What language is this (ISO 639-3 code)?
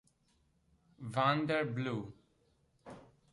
ita